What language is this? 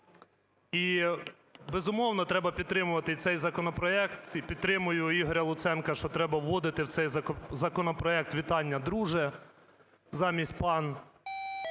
Ukrainian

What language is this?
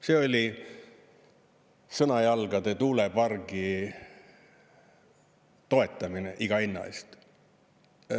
Estonian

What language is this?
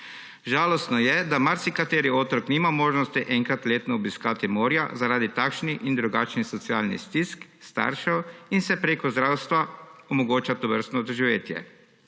Slovenian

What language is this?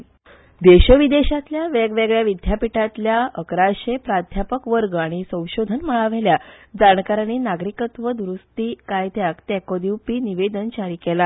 Konkani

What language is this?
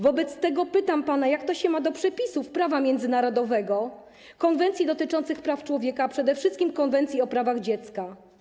Polish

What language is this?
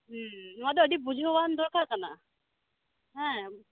Santali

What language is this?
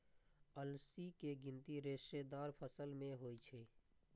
Maithili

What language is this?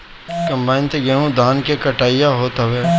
Bhojpuri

